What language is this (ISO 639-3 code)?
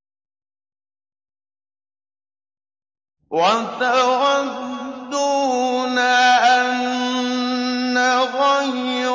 ara